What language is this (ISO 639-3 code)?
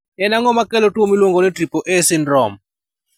luo